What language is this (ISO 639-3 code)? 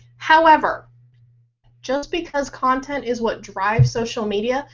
eng